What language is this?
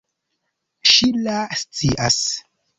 Esperanto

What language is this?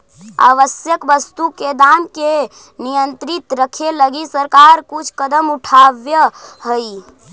Magahi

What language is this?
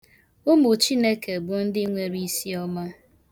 Igbo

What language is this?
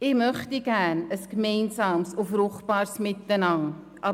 Swiss German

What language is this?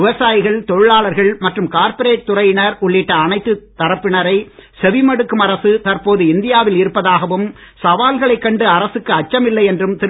Tamil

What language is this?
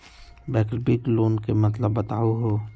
Magahi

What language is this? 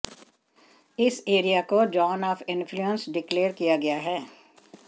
Hindi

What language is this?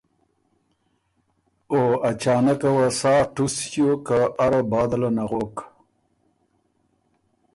Ormuri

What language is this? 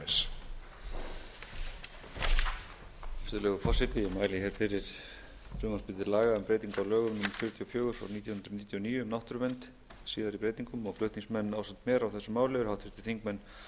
Icelandic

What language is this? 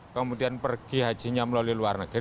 Indonesian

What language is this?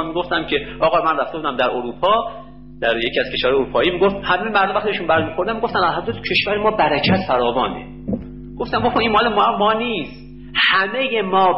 Persian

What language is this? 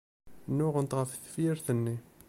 Kabyle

